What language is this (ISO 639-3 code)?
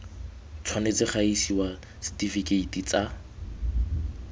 tsn